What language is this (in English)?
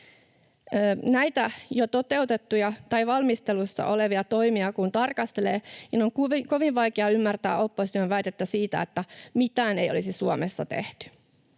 Finnish